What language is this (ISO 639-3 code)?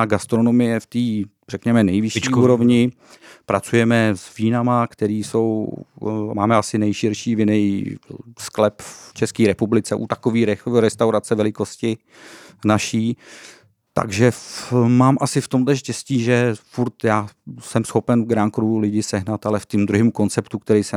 ces